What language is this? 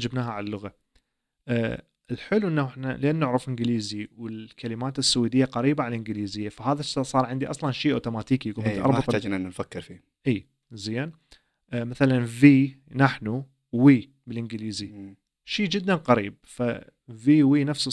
Arabic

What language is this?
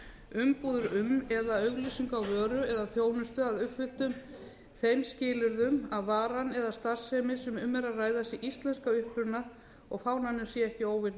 Icelandic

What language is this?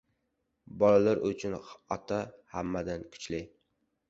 Uzbek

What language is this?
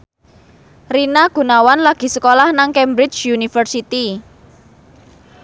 Javanese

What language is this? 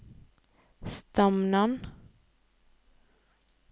Norwegian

